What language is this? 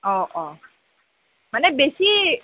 Assamese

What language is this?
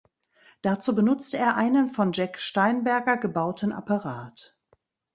German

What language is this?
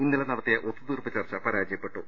Malayalam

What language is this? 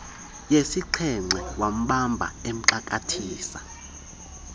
Xhosa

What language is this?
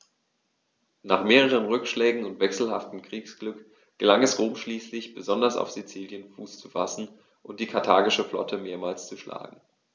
German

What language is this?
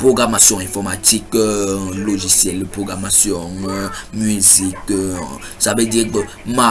French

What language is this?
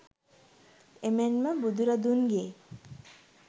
Sinhala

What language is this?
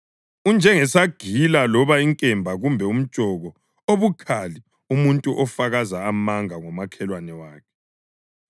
North Ndebele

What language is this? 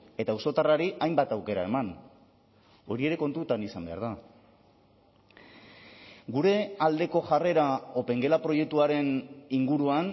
Basque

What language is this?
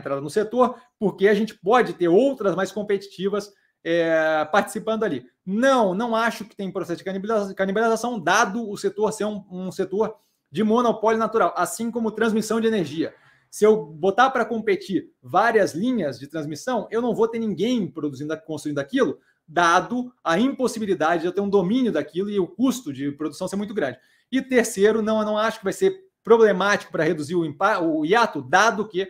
Portuguese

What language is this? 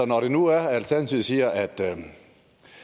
Danish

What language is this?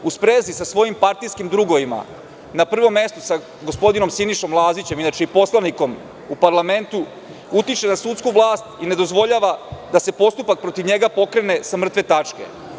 Serbian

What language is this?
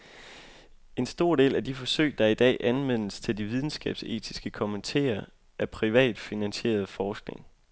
Danish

